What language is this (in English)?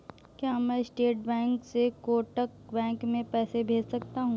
Hindi